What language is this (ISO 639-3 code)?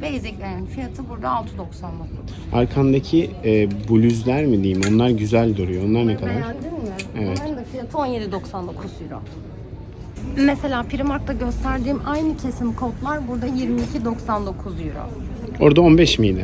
tur